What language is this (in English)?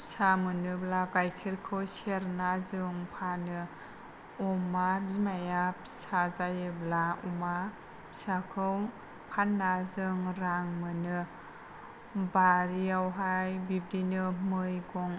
Bodo